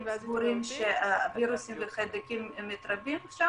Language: Hebrew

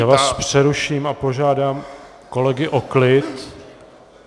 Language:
Czech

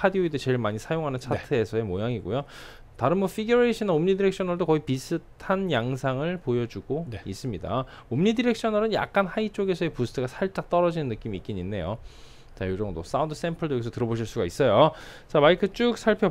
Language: Korean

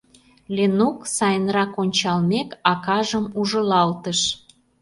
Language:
Mari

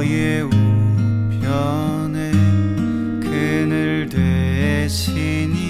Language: Korean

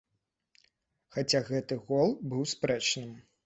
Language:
Belarusian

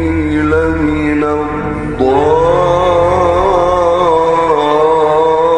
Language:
Arabic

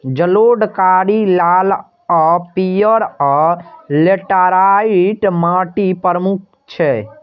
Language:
Maithili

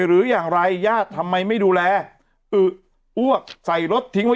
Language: Thai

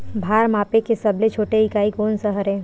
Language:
Chhattisgarhi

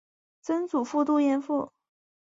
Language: Chinese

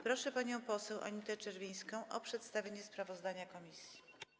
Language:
Polish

